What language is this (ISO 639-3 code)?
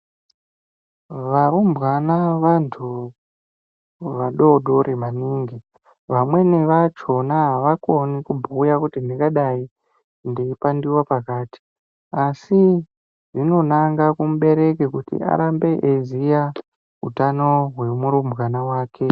ndc